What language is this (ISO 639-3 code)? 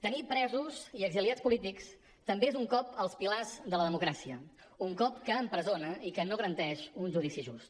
cat